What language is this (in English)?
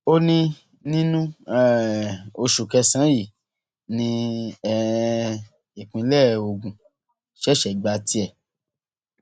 Yoruba